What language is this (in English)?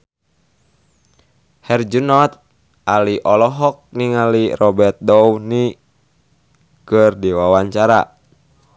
Sundanese